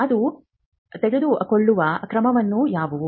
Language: Kannada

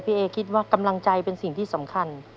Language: Thai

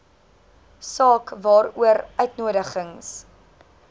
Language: Afrikaans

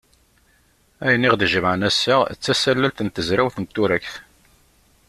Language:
Kabyle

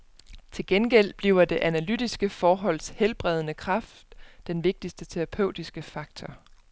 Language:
Danish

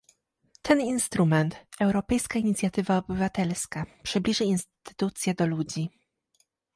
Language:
Polish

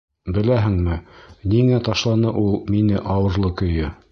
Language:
Bashkir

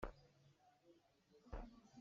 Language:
Hakha Chin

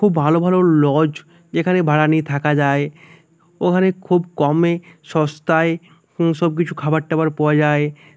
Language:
Bangla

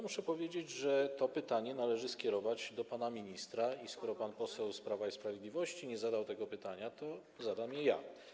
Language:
Polish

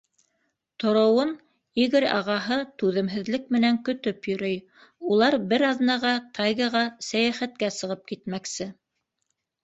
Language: Bashkir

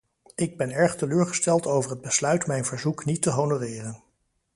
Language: Dutch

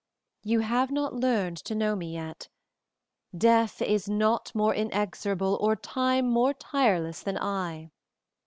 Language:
English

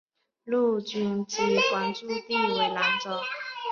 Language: Chinese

